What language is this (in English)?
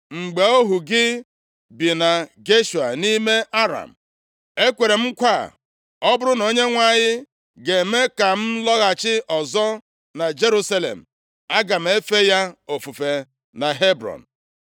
Igbo